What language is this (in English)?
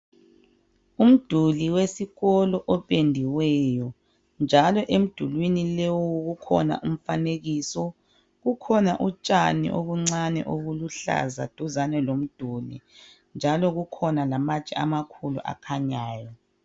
North Ndebele